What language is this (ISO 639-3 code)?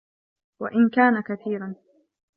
ara